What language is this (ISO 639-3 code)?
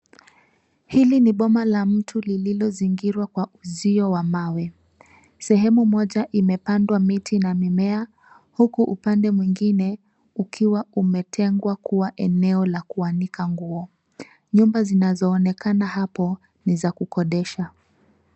swa